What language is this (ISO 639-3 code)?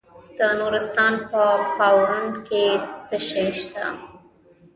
pus